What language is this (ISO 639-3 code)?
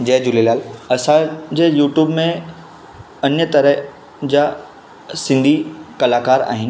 snd